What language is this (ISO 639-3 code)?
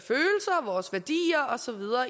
dan